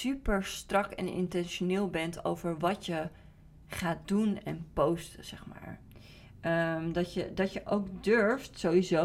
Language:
Dutch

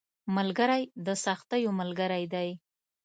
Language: Pashto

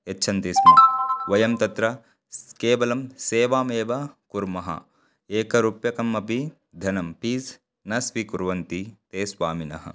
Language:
Sanskrit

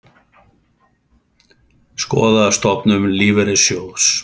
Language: Icelandic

